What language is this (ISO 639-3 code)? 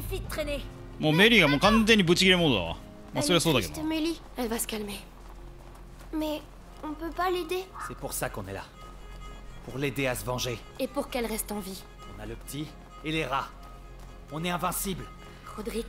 jpn